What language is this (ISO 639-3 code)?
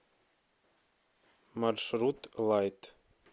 rus